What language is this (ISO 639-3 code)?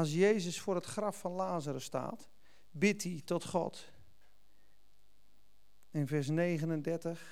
nld